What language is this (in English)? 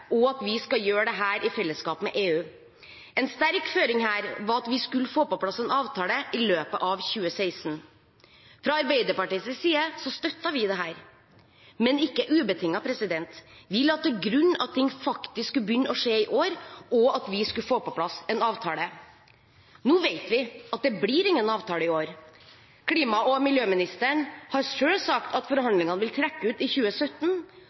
Norwegian Bokmål